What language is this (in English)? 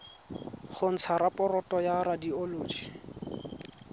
Tswana